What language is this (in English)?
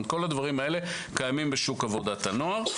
Hebrew